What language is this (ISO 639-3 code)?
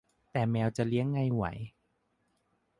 tha